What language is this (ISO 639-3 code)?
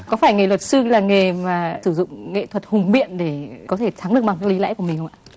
vie